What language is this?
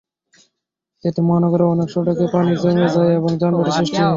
Bangla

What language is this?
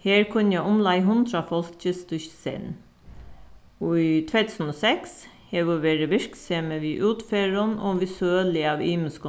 Faroese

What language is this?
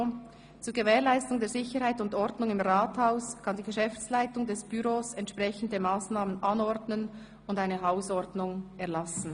Swiss German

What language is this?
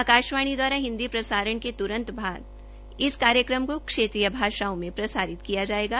Hindi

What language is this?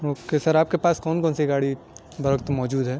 Urdu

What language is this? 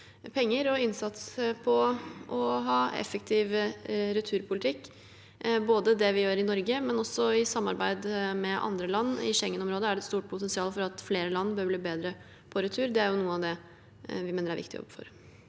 Norwegian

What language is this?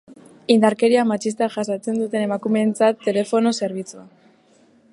Basque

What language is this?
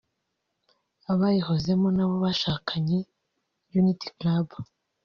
Kinyarwanda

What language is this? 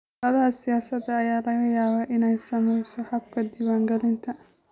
Somali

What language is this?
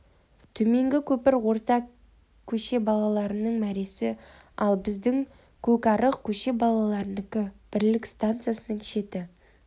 Kazakh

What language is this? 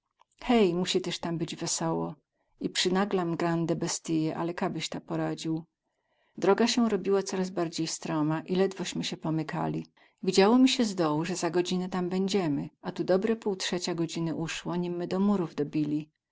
Polish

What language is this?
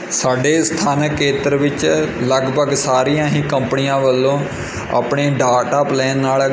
Punjabi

